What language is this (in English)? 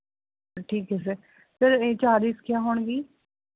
Punjabi